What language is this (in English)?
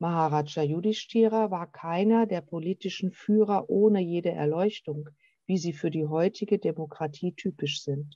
German